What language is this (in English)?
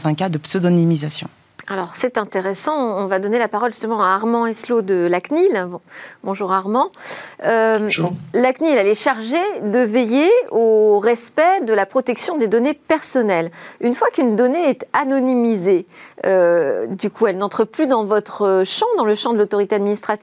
French